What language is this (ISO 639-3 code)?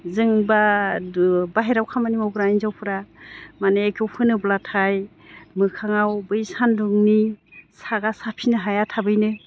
brx